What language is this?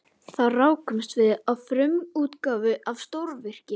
Icelandic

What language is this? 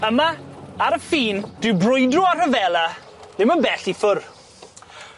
Welsh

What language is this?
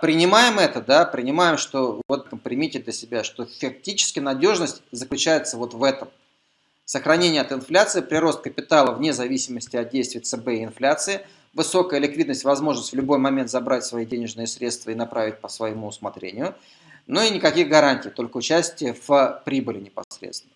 Russian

